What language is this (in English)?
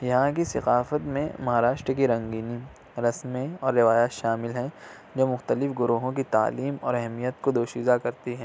Urdu